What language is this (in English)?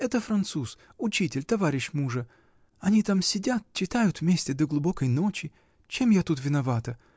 Russian